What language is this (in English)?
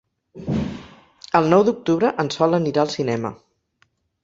Catalan